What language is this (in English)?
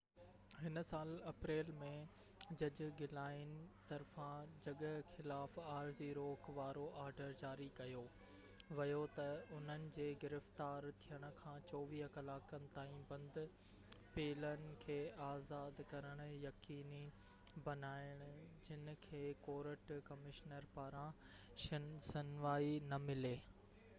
Sindhi